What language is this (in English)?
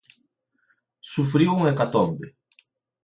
Galician